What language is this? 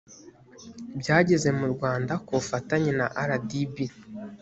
Kinyarwanda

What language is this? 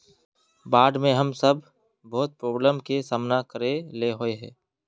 Magahi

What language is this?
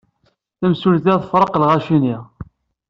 Kabyle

